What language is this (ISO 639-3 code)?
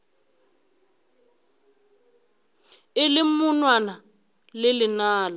nso